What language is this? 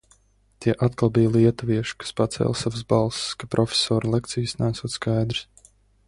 Latvian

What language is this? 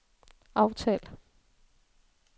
Danish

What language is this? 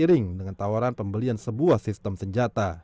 Indonesian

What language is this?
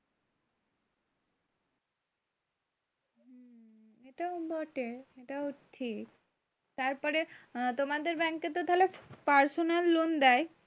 Bangla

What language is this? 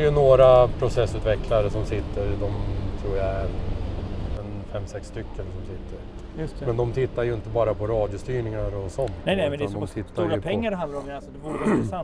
Swedish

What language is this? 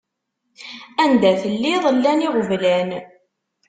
Kabyle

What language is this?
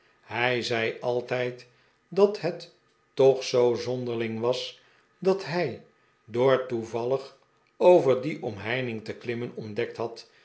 Dutch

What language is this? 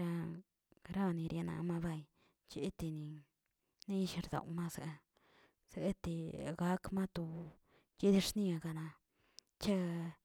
Tilquiapan Zapotec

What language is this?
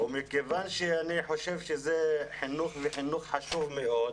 Hebrew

